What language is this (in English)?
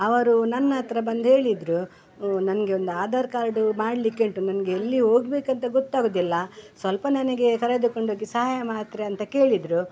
Kannada